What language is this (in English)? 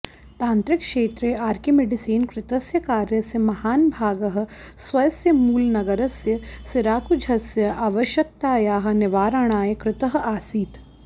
Sanskrit